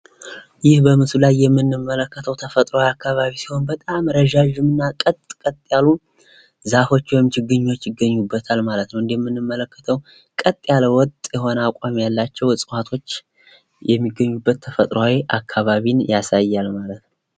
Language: Amharic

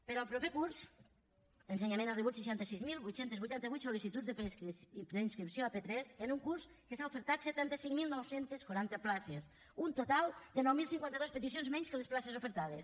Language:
Catalan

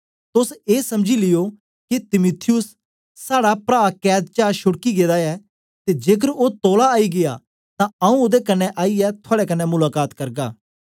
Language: Dogri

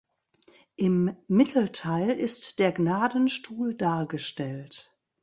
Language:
German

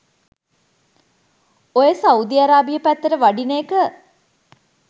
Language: Sinhala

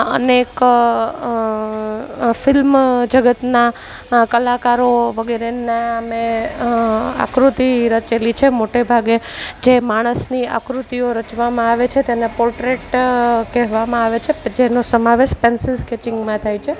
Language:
Gujarati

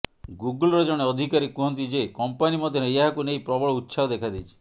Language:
Odia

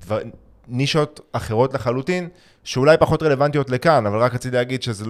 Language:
Hebrew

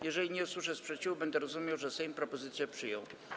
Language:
Polish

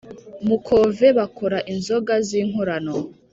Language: Kinyarwanda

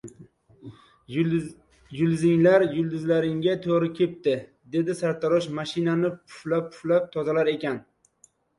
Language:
Uzbek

